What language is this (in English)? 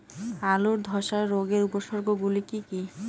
Bangla